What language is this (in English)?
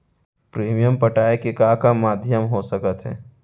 Chhattisgarhi